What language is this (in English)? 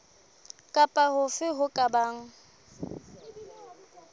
Southern Sotho